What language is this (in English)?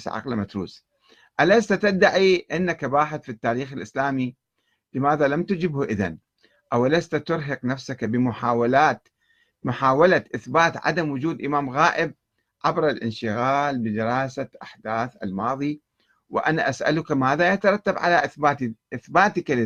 Arabic